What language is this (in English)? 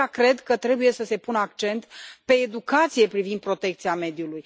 Romanian